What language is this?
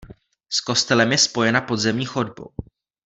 Czech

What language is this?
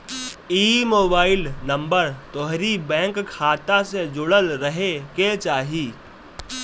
Bhojpuri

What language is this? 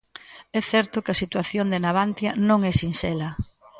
Galician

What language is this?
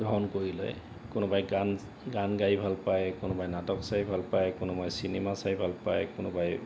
Assamese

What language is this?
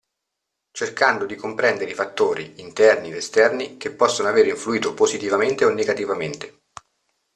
Italian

